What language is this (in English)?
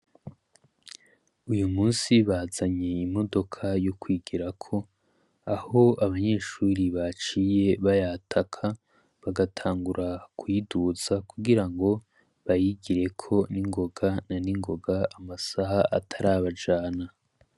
Rundi